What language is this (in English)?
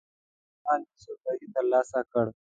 Pashto